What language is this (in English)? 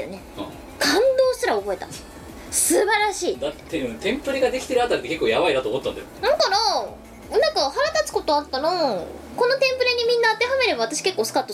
Japanese